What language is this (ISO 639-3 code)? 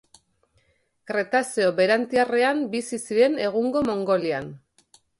eus